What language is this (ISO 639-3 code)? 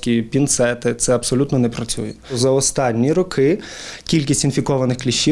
ukr